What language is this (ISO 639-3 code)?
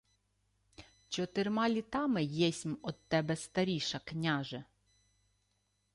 ukr